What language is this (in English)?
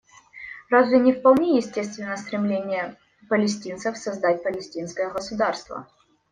Russian